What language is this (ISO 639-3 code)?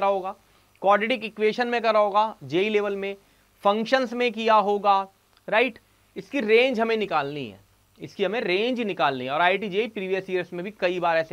hin